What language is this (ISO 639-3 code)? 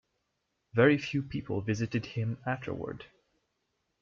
eng